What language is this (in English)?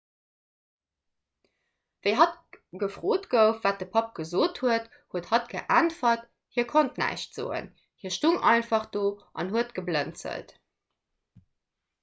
Luxembourgish